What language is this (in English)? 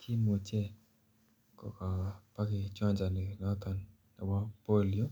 Kalenjin